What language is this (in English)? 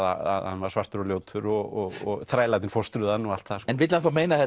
Icelandic